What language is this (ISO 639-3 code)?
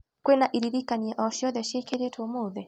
kik